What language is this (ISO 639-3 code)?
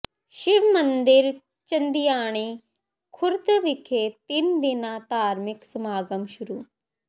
pan